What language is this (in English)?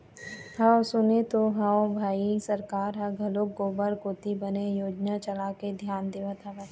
Chhattisgarhi